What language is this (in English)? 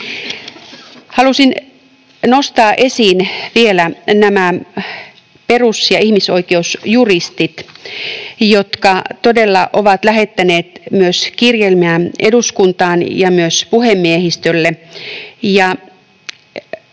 Finnish